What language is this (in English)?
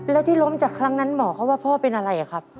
Thai